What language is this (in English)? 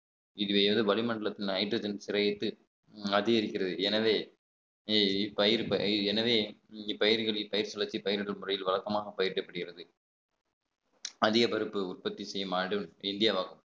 Tamil